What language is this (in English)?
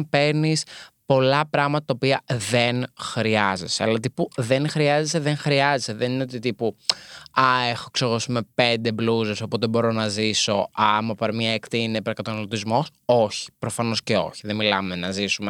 Greek